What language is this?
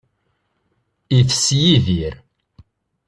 Kabyle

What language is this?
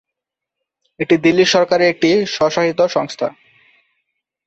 Bangla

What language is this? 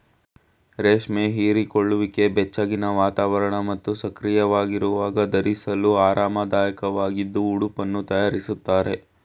Kannada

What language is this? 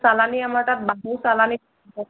Assamese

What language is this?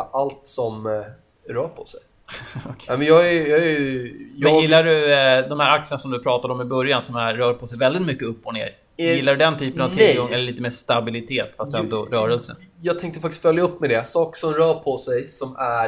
Swedish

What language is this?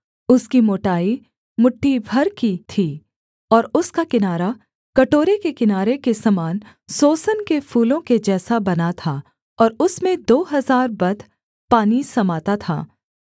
Hindi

